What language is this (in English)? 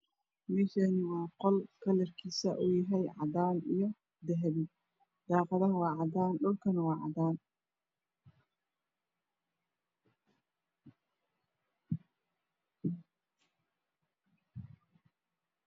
Somali